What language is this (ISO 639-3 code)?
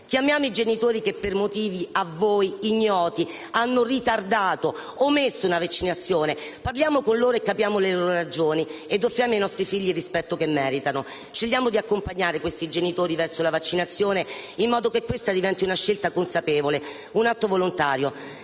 ita